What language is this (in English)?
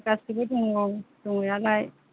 Bodo